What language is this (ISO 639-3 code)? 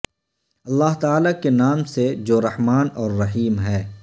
urd